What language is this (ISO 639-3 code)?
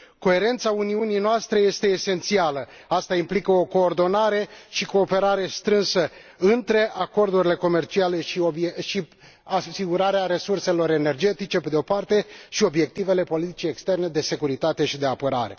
ron